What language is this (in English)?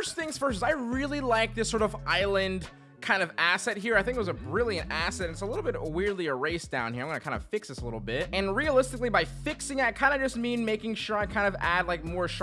English